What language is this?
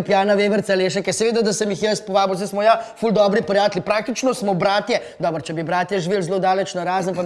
Slovenian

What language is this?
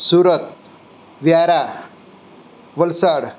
Gujarati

